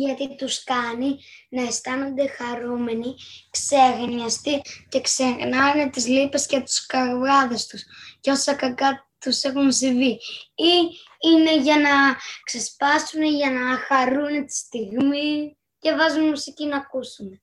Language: Greek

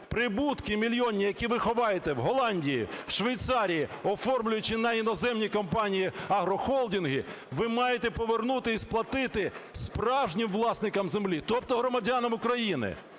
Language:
Ukrainian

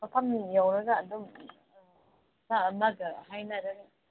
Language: Manipuri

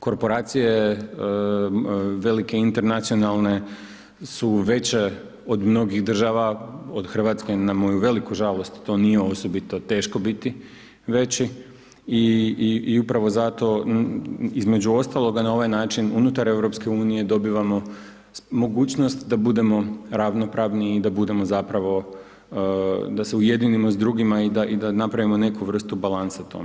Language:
Croatian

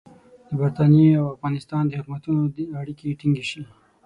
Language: Pashto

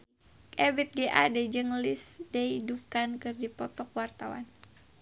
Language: Sundanese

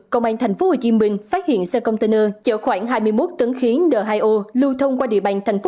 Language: Vietnamese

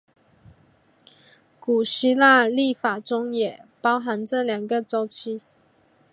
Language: Chinese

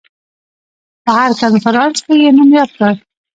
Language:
Pashto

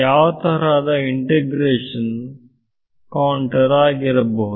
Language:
Kannada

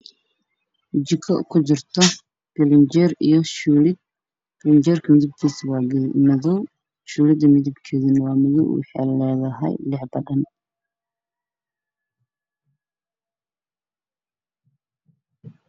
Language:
Somali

